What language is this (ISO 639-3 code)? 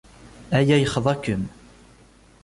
kab